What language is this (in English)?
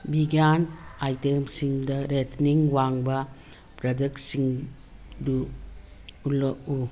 Manipuri